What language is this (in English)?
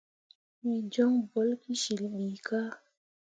Mundang